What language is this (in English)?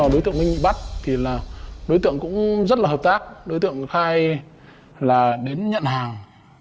Vietnamese